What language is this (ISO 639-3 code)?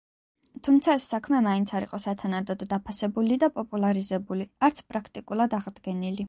kat